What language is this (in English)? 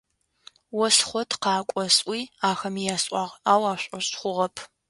Adyghe